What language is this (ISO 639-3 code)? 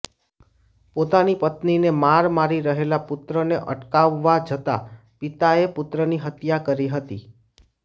guj